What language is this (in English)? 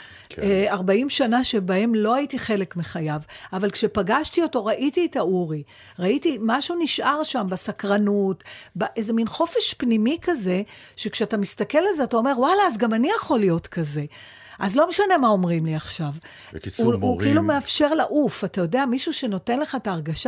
Hebrew